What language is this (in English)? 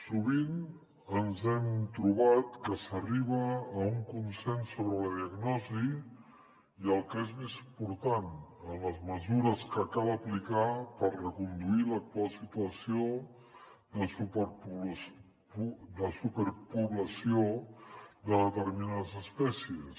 Catalan